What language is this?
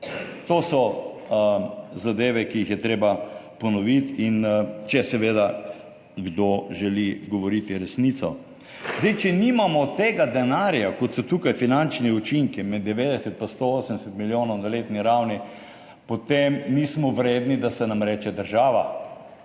Slovenian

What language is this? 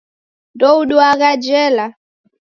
Taita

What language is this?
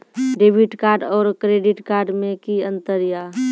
Maithili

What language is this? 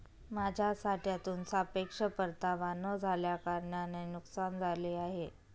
Marathi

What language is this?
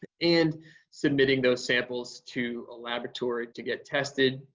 English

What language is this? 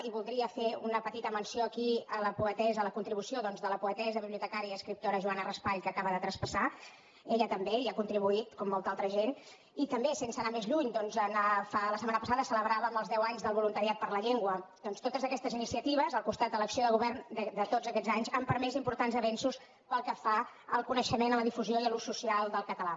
Catalan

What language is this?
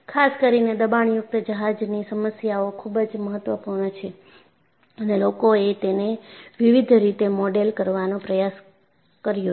Gujarati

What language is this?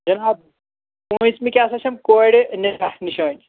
Kashmiri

